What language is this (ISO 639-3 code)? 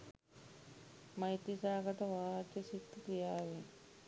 sin